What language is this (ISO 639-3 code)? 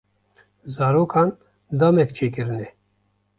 kur